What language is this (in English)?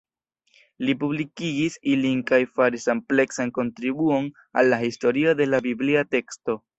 Esperanto